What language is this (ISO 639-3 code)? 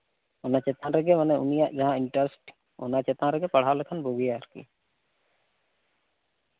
sat